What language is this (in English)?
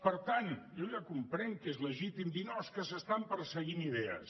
Catalan